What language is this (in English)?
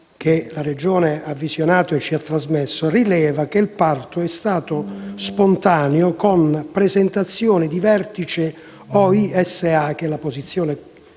Italian